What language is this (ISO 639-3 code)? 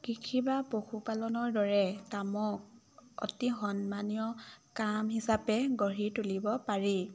asm